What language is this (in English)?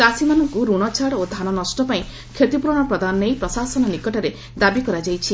Odia